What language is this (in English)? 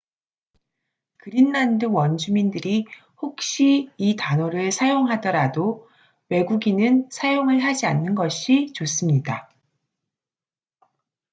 Korean